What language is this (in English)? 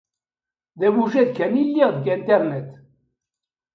Kabyle